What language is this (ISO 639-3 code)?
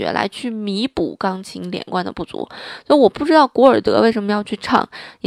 zho